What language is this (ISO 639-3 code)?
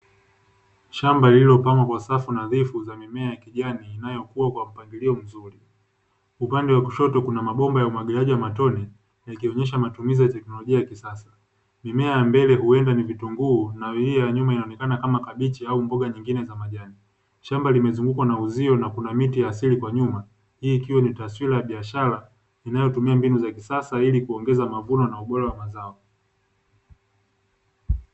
swa